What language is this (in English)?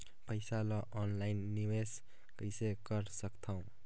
Chhattisgarhi